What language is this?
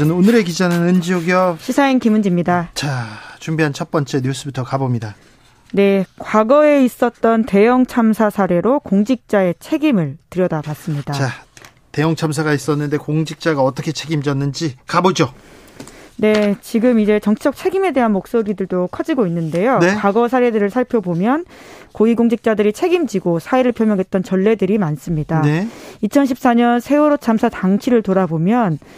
Korean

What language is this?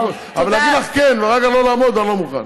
Hebrew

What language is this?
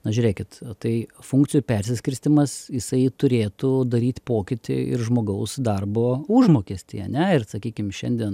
Lithuanian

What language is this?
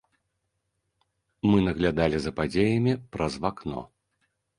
Belarusian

